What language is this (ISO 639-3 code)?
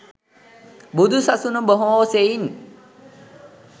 sin